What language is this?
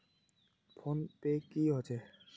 Magahi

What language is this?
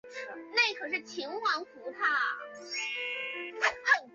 Chinese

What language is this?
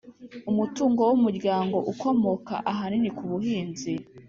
Kinyarwanda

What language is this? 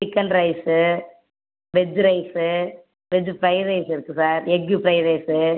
Tamil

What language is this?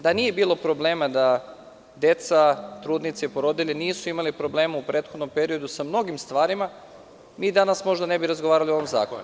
Serbian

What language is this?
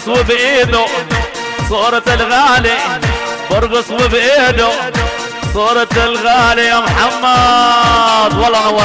Arabic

